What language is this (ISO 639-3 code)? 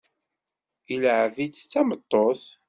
kab